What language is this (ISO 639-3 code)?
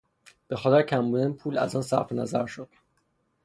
fas